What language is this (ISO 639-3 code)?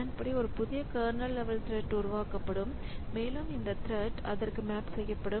tam